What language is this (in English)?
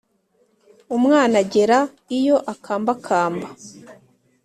Kinyarwanda